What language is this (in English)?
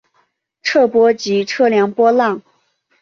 Chinese